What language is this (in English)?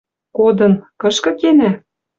Western Mari